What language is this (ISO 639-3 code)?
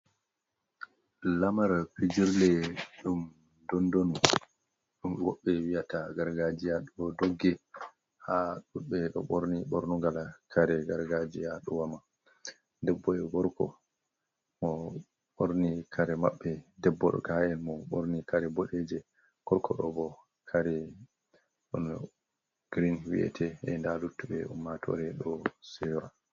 ful